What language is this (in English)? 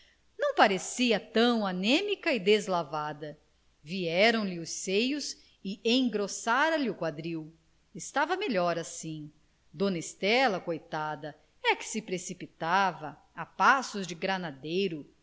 Portuguese